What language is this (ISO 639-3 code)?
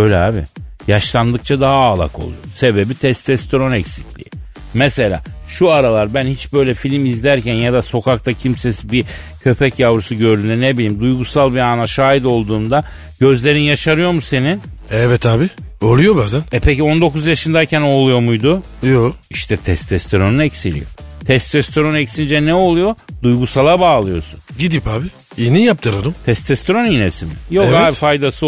tur